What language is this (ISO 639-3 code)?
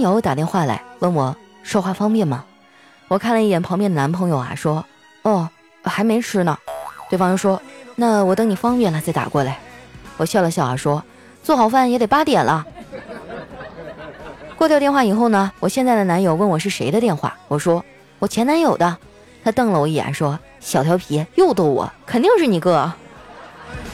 zho